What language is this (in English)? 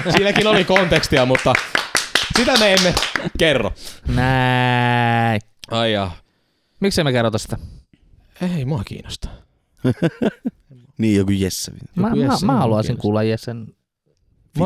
Finnish